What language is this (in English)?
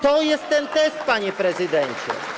Polish